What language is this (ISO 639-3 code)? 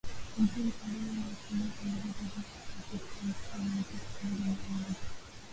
swa